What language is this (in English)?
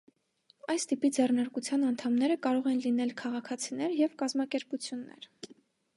Armenian